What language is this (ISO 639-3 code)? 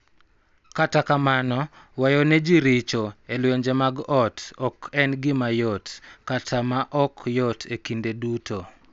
luo